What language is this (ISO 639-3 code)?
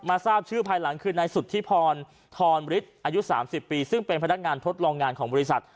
tha